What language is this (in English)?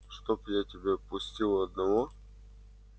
Russian